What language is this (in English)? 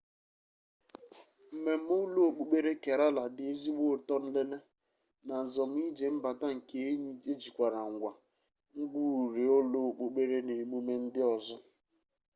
Igbo